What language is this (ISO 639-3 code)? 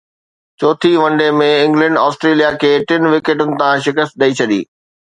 snd